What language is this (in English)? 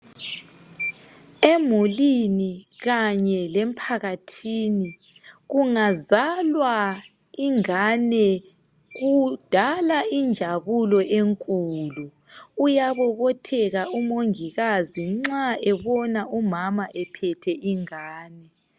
North Ndebele